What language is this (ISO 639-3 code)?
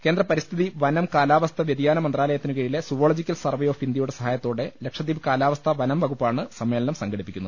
mal